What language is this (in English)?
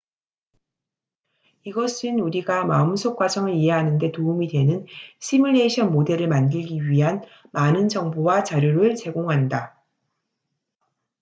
Korean